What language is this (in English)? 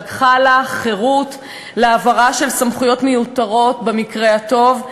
Hebrew